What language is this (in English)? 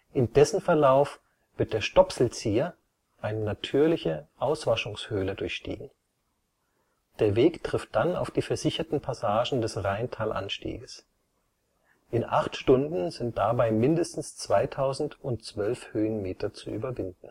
German